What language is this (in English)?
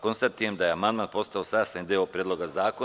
Serbian